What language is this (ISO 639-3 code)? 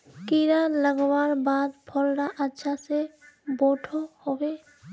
mag